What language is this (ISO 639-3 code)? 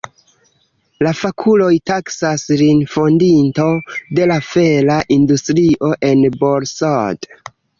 epo